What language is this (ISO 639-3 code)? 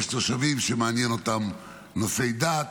heb